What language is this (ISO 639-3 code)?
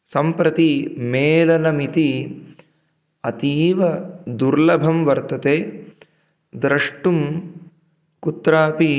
san